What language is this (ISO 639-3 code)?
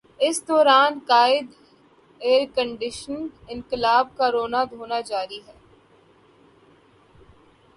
urd